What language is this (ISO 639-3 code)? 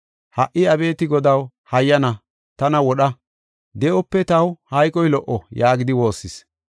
gof